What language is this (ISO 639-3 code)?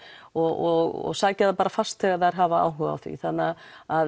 isl